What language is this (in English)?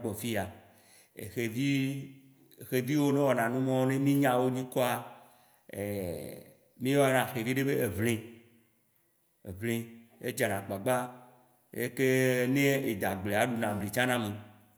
Waci Gbe